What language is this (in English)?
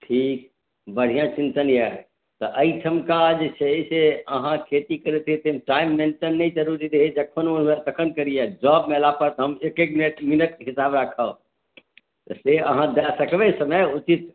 Maithili